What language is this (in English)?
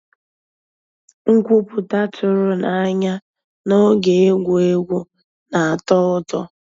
Igbo